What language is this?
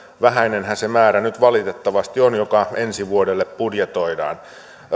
Finnish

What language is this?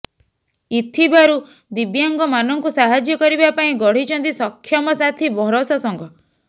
Odia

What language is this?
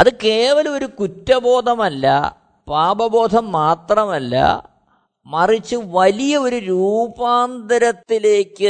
Malayalam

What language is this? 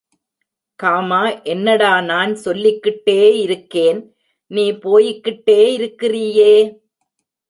Tamil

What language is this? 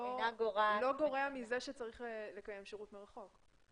Hebrew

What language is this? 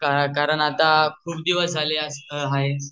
Marathi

